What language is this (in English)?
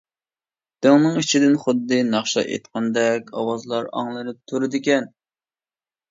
Uyghur